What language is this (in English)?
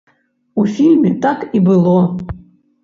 Belarusian